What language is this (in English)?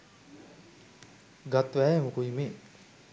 Sinhala